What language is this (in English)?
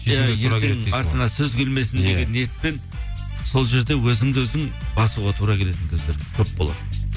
Kazakh